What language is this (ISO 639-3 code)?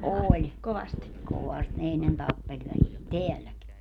fin